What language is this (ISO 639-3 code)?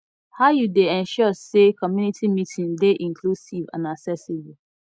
pcm